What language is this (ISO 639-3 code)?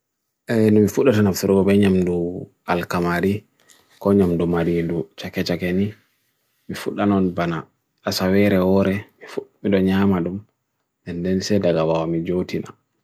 fui